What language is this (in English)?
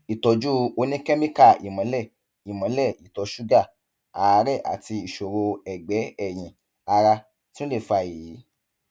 Yoruba